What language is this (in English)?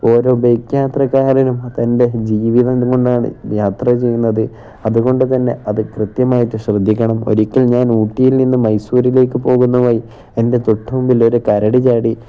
Malayalam